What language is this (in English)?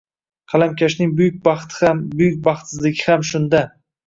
Uzbek